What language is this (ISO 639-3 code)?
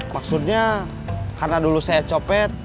ind